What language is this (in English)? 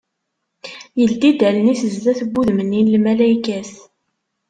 Kabyle